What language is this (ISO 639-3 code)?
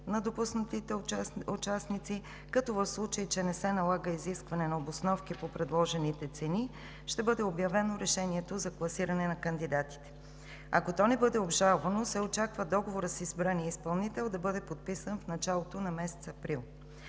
bul